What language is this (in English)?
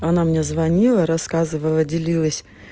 Russian